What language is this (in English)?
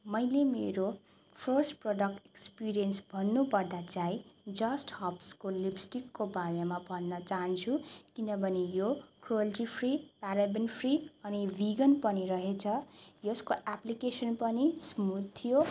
Nepali